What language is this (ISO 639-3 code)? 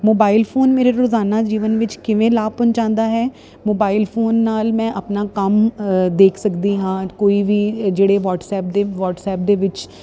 pan